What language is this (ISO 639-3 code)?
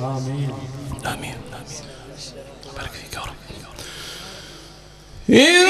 ara